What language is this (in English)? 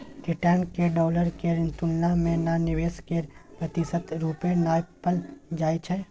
Maithili